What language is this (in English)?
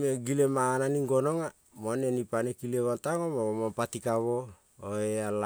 Kol (Papua New Guinea)